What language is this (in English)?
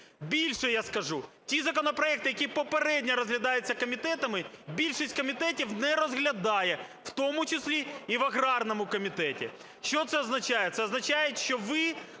Ukrainian